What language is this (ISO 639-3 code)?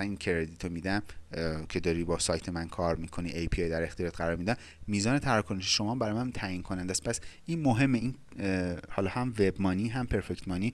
fas